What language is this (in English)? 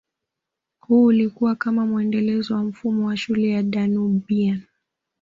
Swahili